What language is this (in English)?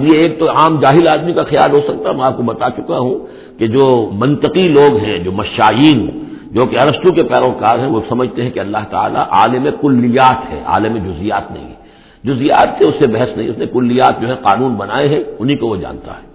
Urdu